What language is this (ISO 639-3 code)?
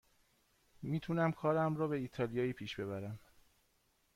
fas